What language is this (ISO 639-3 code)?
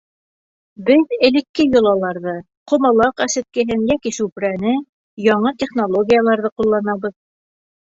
bak